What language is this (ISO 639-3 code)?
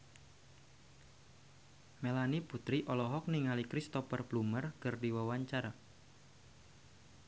sun